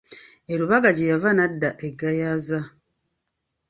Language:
Ganda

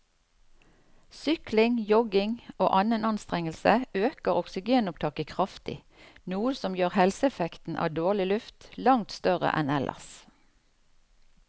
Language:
Norwegian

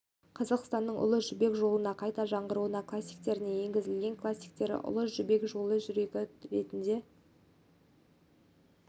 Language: Kazakh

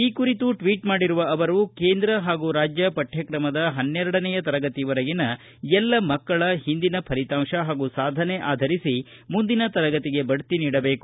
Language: Kannada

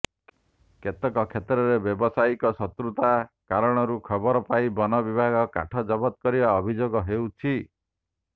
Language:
Odia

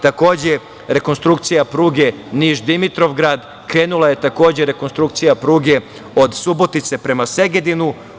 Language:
Serbian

